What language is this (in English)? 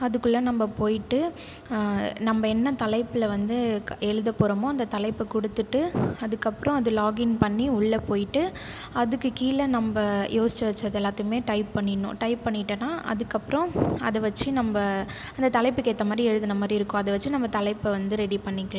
Tamil